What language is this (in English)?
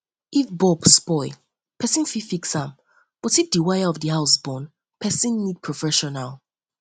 Nigerian Pidgin